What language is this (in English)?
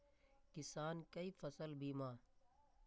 Maithili